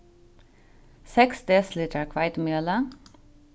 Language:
Faroese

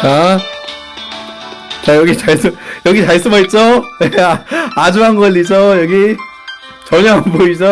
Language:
Korean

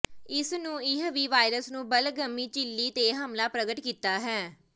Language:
Punjabi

